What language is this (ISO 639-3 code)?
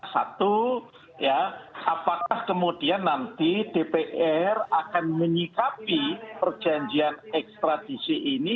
ind